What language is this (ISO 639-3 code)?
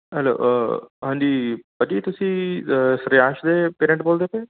pan